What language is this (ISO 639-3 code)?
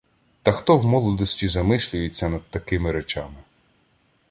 ukr